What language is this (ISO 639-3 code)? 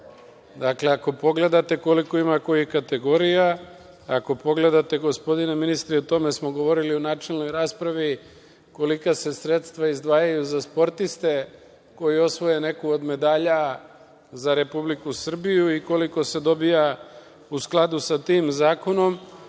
srp